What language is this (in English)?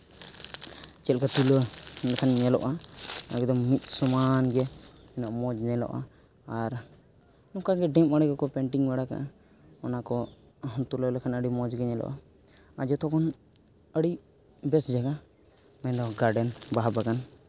Santali